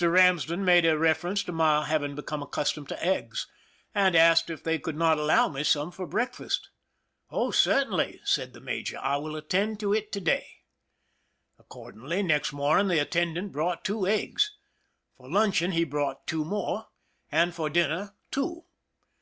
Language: English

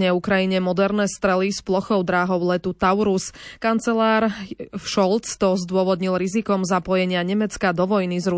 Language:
Slovak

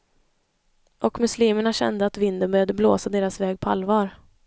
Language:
Swedish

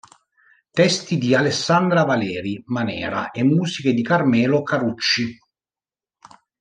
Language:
Italian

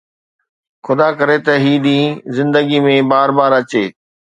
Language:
Sindhi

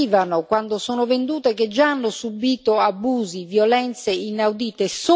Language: Italian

